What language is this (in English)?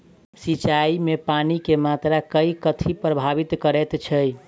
Maithili